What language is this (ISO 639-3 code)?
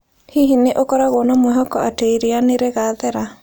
kik